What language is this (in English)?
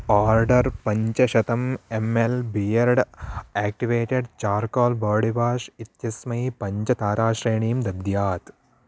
Sanskrit